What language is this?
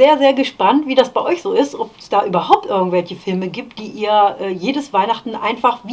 German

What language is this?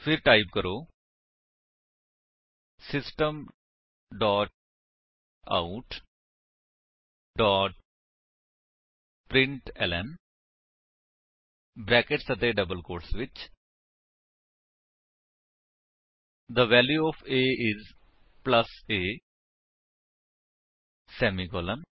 Punjabi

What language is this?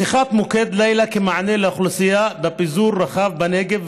Hebrew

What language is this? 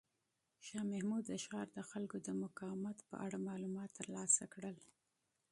Pashto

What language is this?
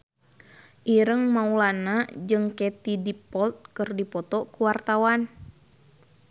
Sundanese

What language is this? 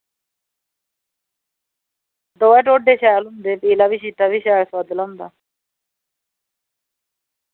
Dogri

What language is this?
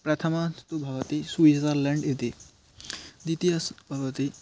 Sanskrit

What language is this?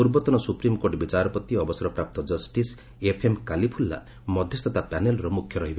Odia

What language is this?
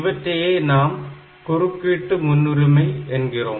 Tamil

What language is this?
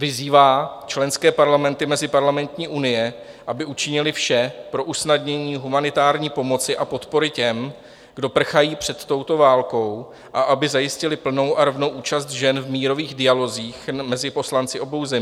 Czech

